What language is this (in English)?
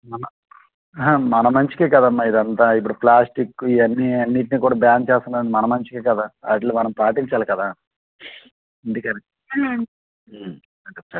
Telugu